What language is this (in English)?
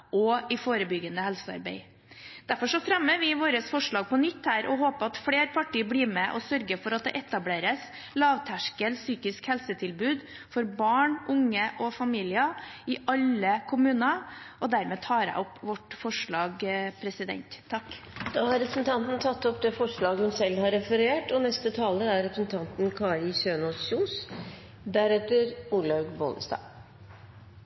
Norwegian